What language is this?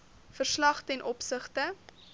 Afrikaans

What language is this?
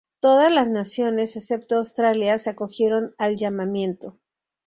Spanish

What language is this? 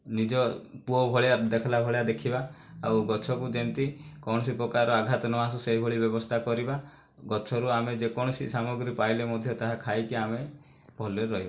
Odia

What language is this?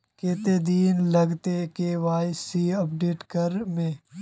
Magahi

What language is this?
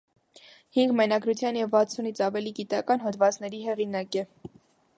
Armenian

